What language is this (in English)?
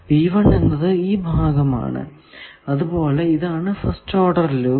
Malayalam